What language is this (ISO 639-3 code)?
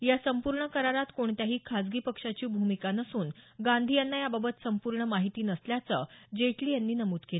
mar